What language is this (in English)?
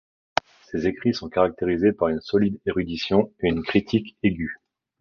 French